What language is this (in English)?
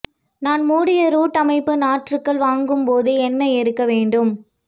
Tamil